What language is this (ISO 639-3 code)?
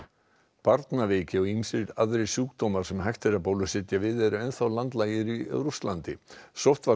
isl